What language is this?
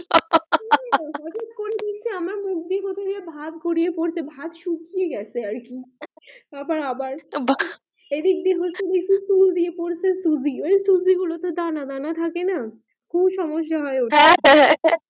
Bangla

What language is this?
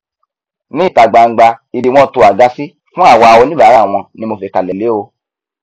Yoruba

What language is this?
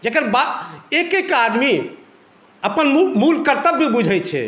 Maithili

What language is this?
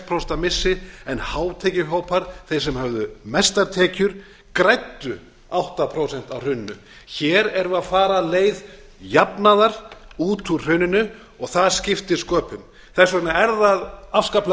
Icelandic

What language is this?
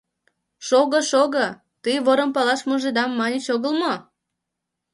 Mari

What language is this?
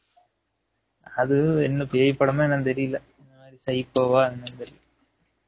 Tamil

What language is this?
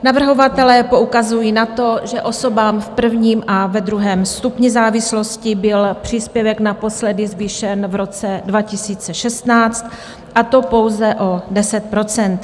Czech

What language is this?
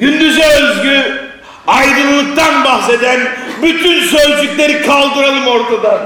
Turkish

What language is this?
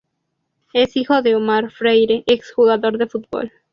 Spanish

